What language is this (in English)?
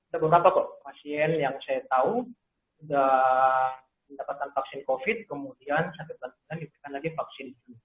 Indonesian